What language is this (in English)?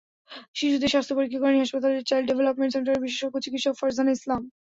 Bangla